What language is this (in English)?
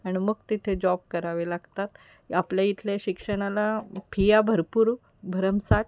Marathi